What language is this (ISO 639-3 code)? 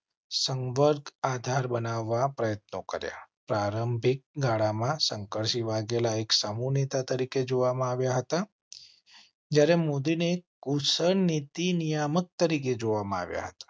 guj